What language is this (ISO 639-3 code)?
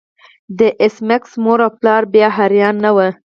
pus